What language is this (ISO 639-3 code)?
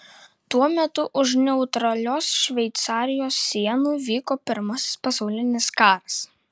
lit